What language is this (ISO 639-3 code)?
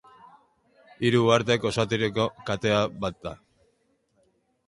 eus